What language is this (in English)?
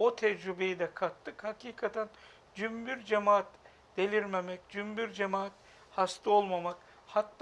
Turkish